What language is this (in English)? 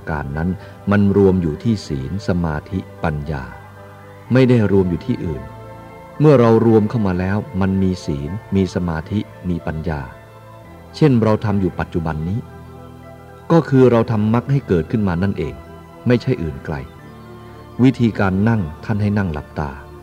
Thai